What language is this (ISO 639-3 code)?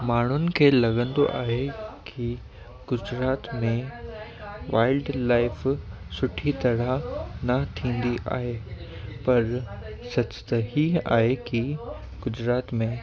snd